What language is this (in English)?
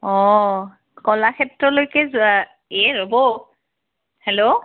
Assamese